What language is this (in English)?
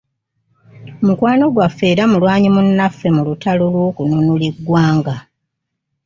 Ganda